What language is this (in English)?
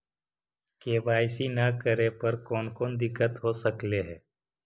Magahi